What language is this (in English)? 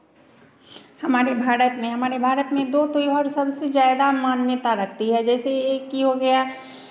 Hindi